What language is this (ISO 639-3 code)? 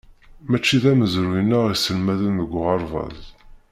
kab